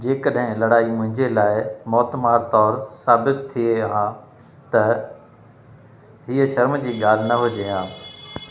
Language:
Sindhi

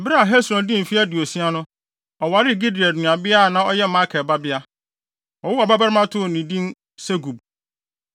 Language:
Akan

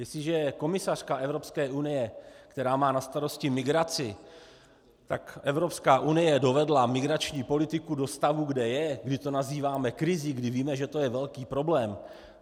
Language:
Czech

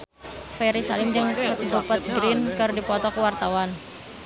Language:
Sundanese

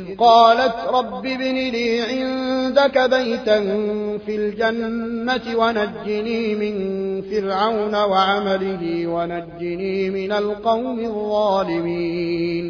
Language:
Arabic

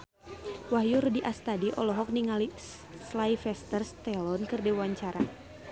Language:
Sundanese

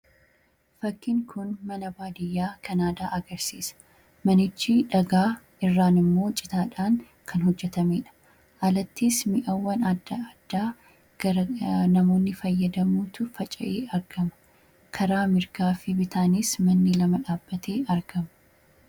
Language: Oromo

